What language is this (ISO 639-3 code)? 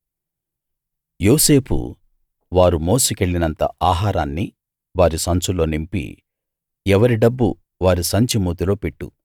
tel